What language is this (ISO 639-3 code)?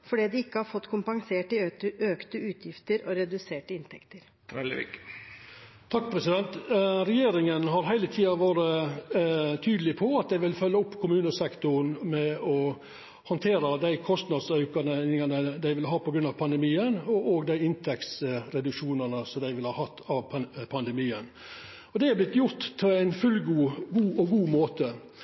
nor